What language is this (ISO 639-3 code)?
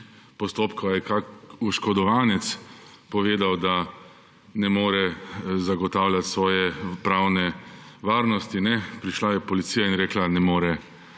slv